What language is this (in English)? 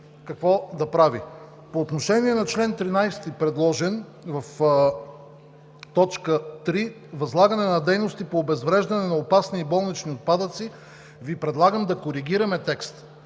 Bulgarian